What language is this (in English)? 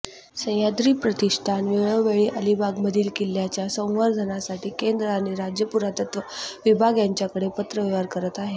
Marathi